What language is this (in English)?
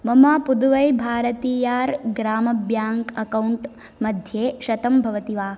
Sanskrit